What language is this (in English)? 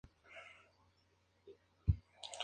Spanish